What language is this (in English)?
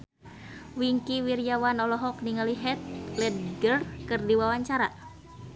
Sundanese